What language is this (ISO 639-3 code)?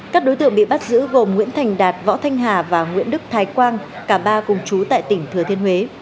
vie